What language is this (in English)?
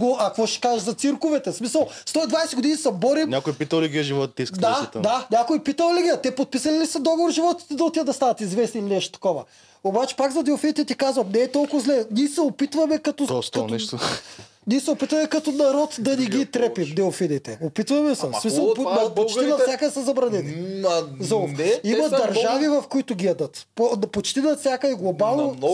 Bulgarian